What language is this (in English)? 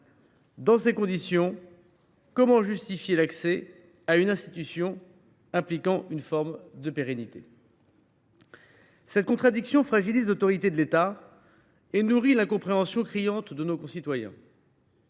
French